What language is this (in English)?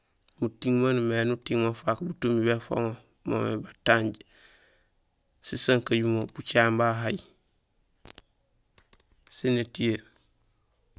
Gusilay